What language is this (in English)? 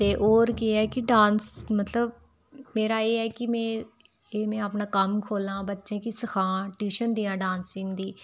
Dogri